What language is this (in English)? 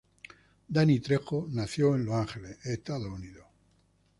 Spanish